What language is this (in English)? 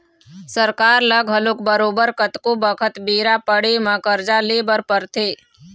Chhattisgarhi